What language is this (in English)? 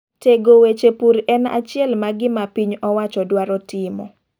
Luo (Kenya and Tanzania)